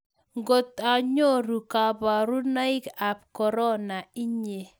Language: Kalenjin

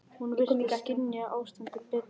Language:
Icelandic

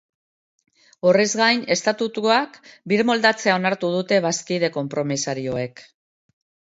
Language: Basque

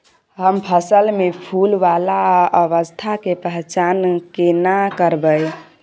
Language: Maithili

